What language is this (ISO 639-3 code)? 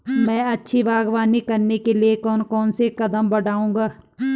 hin